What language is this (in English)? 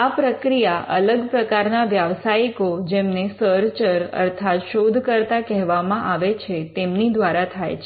Gujarati